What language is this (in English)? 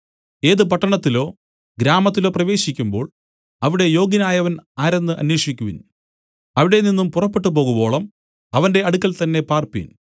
Malayalam